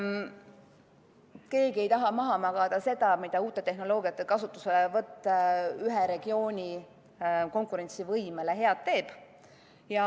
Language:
Estonian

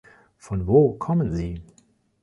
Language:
German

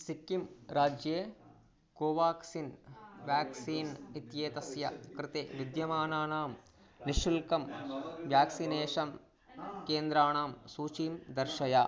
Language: Sanskrit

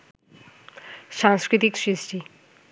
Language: Bangla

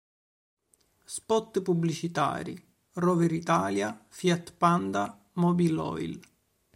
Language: Italian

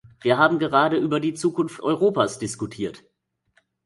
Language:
German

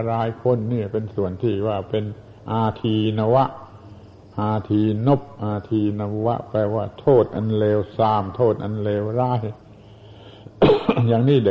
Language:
Thai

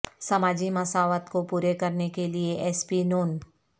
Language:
Urdu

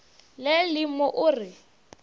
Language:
Northern Sotho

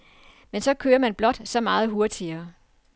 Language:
Danish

